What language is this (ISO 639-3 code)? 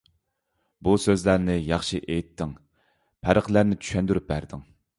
uig